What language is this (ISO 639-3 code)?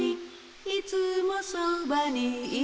jpn